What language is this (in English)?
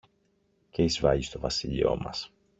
Greek